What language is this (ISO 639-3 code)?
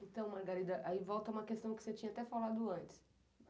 por